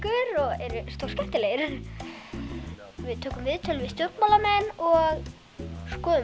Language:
Icelandic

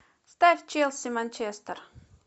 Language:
Russian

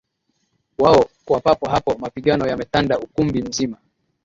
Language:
Swahili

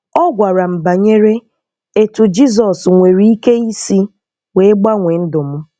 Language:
Igbo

